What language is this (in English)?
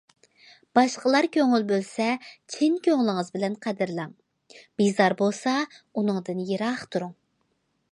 Uyghur